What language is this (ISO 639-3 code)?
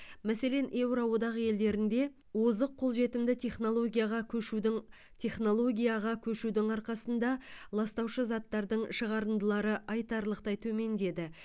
kaz